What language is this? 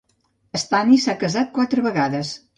Catalan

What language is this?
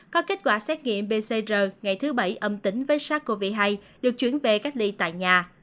Vietnamese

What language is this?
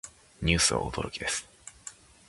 Japanese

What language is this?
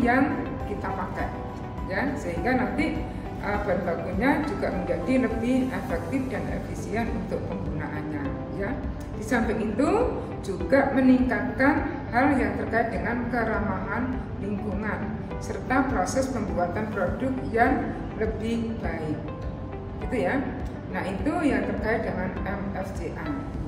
Indonesian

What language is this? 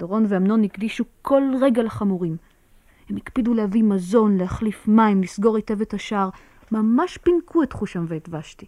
Hebrew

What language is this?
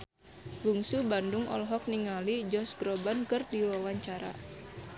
Sundanese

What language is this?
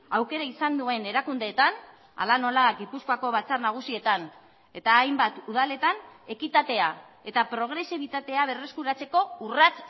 Basque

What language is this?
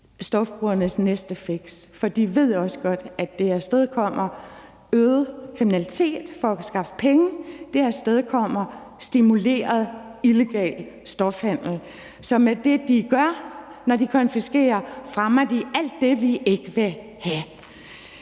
Danish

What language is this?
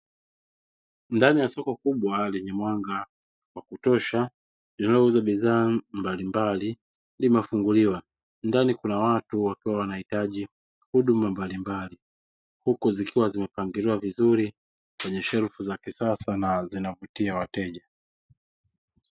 Swahili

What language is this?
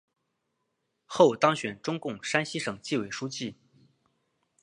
Chinese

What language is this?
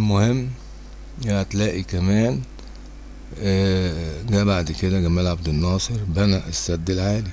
Arabic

